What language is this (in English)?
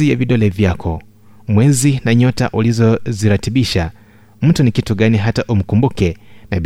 Swahili